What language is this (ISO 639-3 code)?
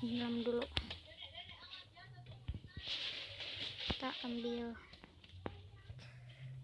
ind